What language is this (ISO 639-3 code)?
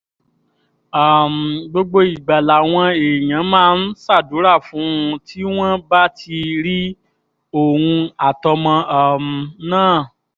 yor